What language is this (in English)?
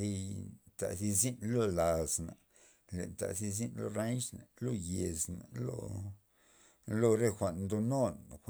Loxicha Zapotec